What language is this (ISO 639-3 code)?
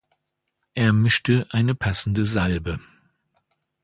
deu